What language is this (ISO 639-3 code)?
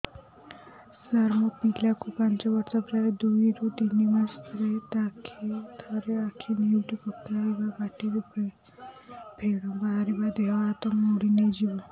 ori